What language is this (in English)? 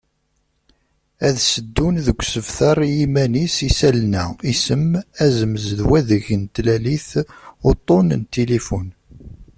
Kabyle